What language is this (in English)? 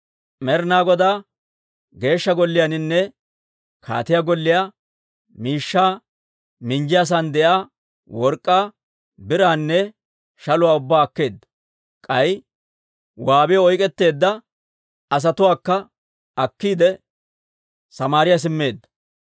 Dawro